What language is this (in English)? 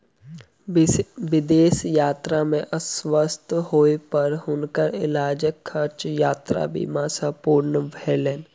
Maithili